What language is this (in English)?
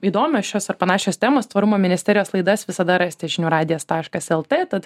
Lithuanian